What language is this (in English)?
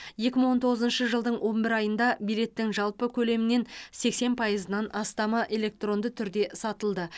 Kazakh